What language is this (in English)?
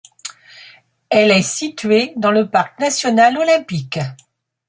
French